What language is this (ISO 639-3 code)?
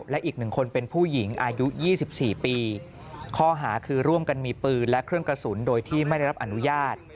tha